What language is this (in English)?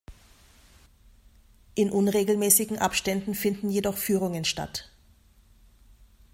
German